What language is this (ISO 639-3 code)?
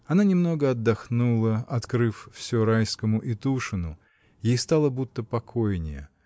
rus